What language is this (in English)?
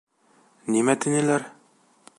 Bashkir